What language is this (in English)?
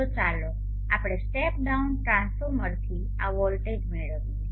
Gujarati